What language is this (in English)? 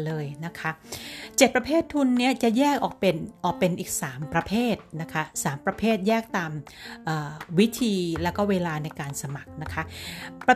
Thai